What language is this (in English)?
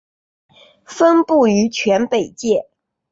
Chinese